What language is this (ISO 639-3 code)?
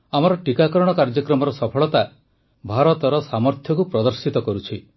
ori